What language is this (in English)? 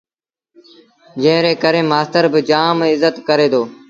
Sindhi Bhil